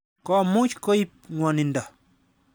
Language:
Kalenjin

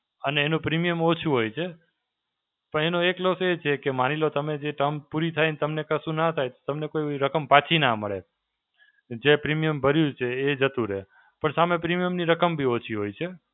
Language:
Gujarati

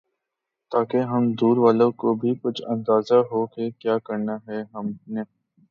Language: Urdu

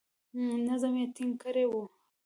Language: Pashto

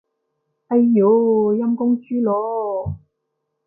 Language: Cantonese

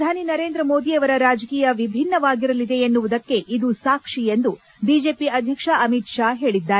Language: Kannada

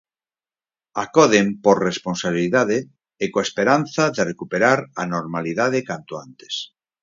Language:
Galician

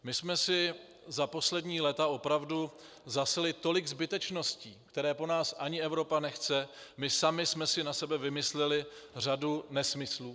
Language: Czech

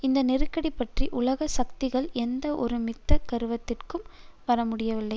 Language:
Tamil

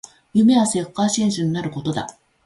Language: Japanese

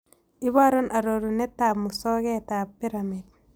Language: Kalenjin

